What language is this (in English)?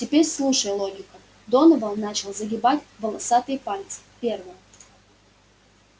Russian